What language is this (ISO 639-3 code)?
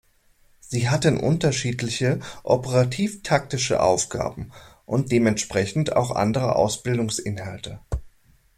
deu